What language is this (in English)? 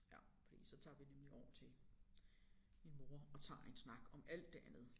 Danish